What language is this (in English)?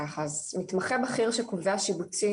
Hebrew